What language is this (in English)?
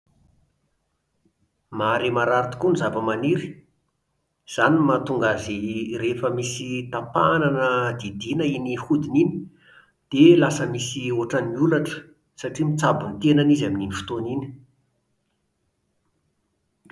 Malagasy